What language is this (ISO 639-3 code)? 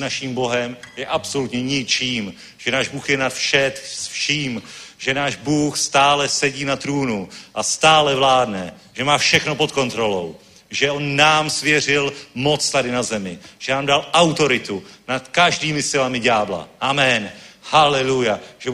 ces